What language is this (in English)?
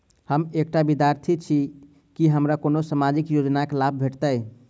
Maithili